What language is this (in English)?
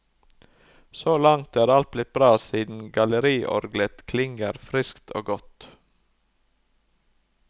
Norwegian